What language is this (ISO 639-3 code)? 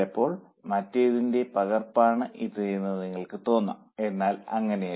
mal